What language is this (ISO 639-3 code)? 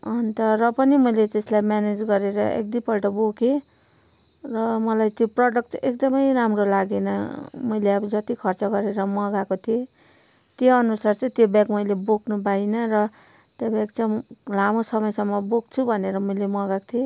nep